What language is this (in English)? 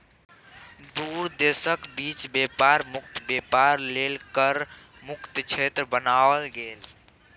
Maithili